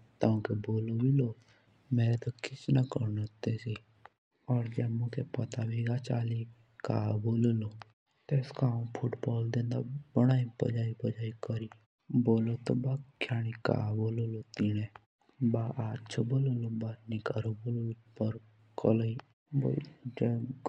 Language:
Jaunsari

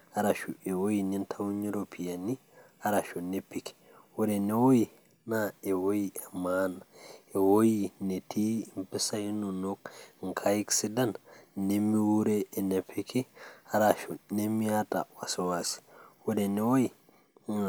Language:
Masai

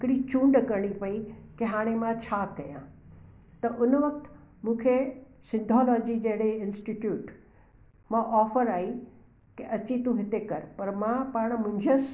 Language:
Sindhi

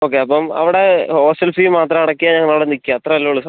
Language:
Malayalam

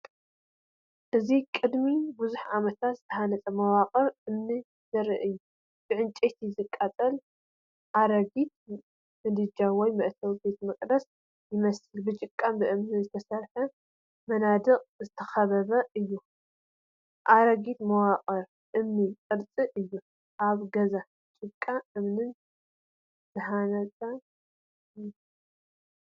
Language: Tigrinya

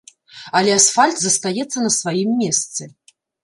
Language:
Belarusian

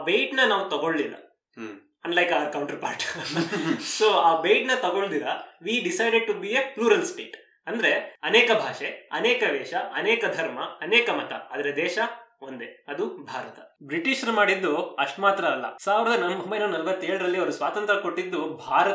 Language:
Kannada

